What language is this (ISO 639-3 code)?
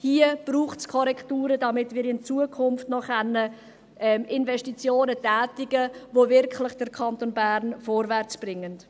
gsw